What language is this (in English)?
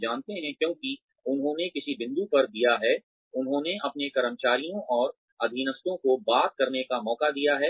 Hindi